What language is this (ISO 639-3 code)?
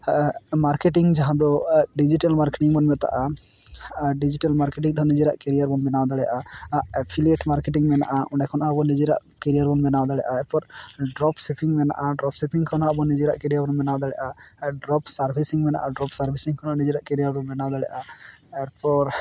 sat